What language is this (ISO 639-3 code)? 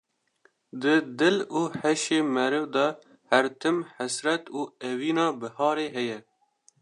kur